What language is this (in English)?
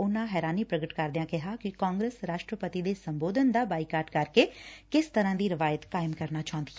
Punjabi